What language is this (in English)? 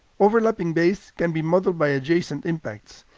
English